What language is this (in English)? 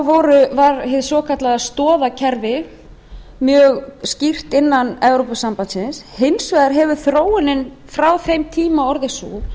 Icelandic